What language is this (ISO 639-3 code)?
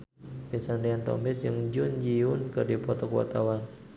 sun